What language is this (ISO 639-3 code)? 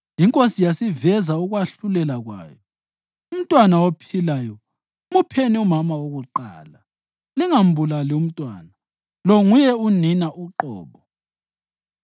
nde